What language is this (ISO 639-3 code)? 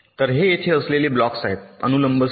mar